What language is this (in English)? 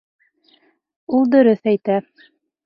Bashkir